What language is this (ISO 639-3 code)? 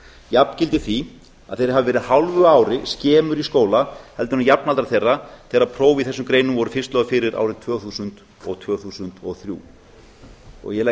isl